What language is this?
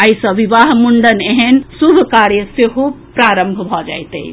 Maithili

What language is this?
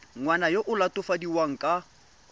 Tswana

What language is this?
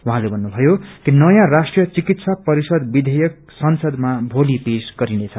Nepali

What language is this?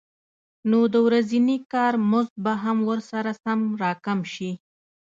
Pashto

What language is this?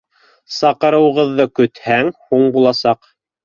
Bashkir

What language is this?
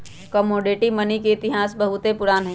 Magahi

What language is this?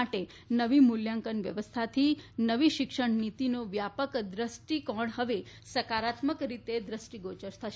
Gujarati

